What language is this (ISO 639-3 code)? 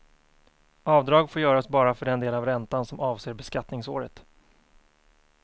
swe